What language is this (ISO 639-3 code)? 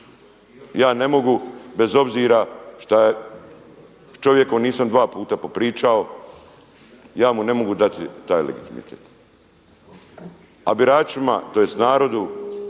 hrv